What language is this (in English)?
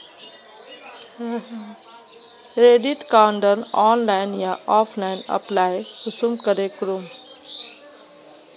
Magahi